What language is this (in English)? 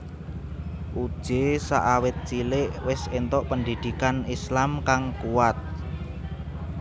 Javanese